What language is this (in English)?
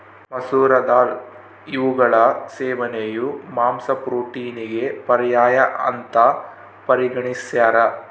Kannada